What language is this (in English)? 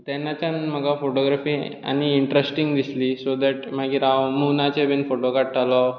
Konkani